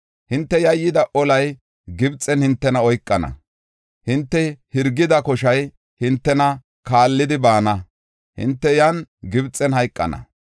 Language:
Gofa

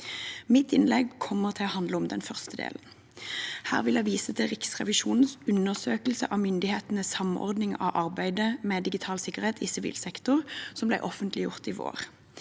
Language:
Norwegian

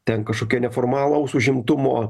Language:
Lithuanian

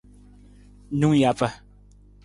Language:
Nawdm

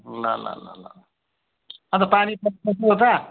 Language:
Nepali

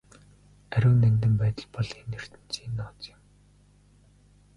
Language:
Mongolian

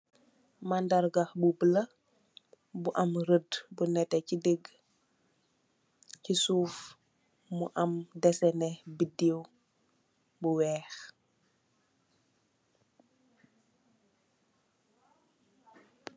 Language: Wolof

